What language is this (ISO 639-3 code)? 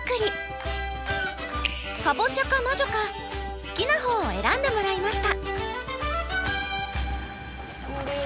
jpn